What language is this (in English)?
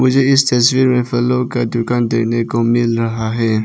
Hindi